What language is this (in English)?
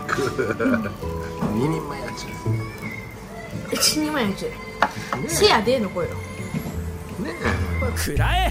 Japanese